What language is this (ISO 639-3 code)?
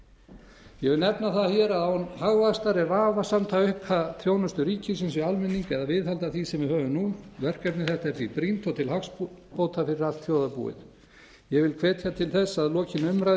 isl